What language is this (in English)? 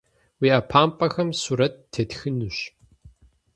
Kabardian